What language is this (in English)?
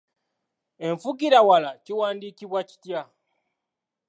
Ganda